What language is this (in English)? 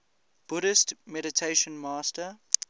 English